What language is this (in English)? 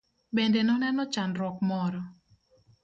Luo (Kenya and Tanzania)